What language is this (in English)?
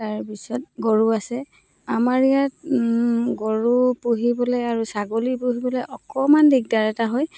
Assamese